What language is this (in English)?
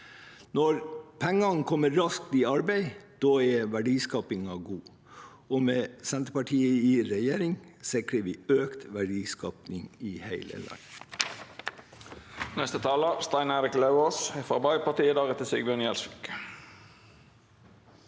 Norwegian